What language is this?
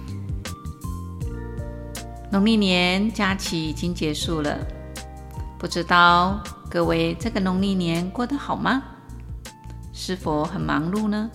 Chinese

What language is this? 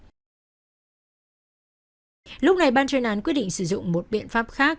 Vietnamese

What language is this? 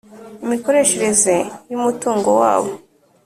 Kinyarwanda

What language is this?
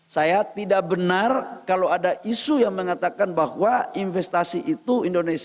Indonesian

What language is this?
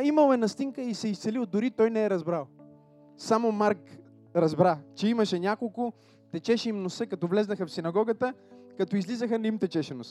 Bulgarian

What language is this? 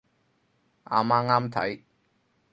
Cantonese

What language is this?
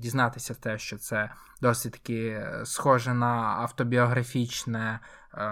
Ukrainian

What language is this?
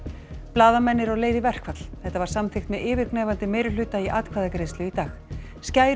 Icelandic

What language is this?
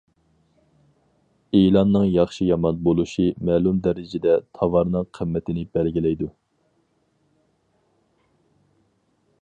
Uyghur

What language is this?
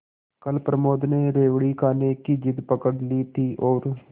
Hindi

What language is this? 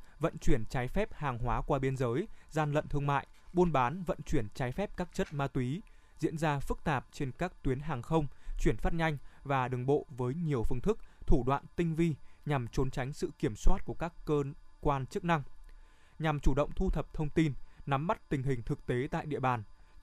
Vietnamese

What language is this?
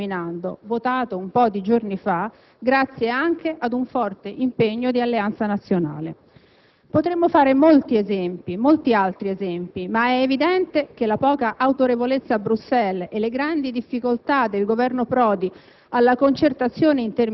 Italian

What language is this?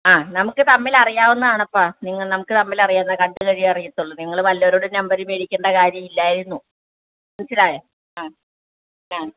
Malayalam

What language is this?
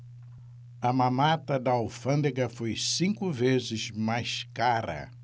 Portuguese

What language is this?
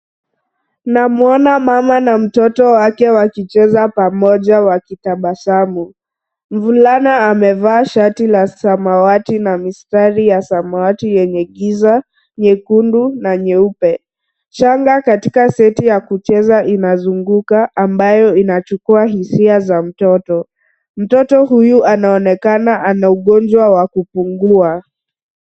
Swahili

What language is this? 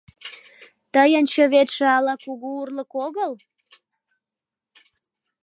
Mari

